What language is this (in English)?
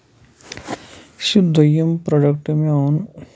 Kashmiri